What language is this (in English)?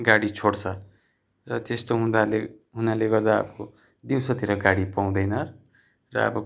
Nepali